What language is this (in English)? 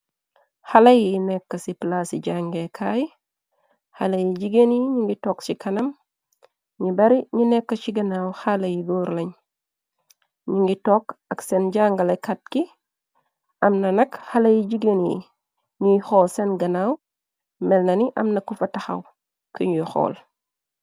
Wolof